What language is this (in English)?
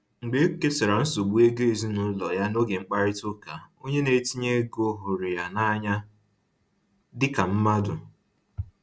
Igbo